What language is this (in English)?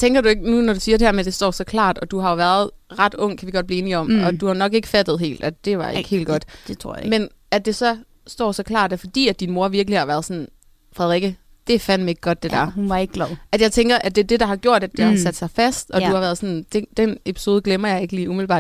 Danish